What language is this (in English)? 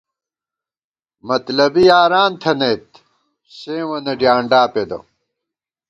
Gawar-Bati